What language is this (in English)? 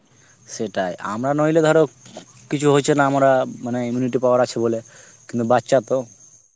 Bangla